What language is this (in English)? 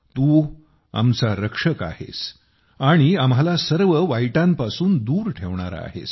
Marathi